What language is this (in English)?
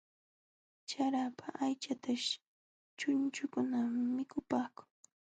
Jauja Wanca Quechua